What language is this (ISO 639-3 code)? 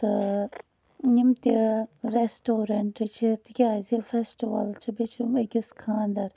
kas